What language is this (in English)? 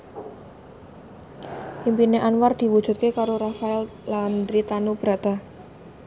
Javanese